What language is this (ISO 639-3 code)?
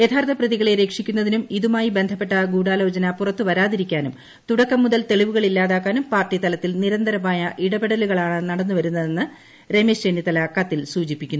mal